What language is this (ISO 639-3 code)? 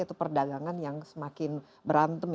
ind